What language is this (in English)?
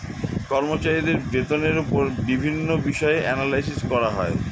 Bangla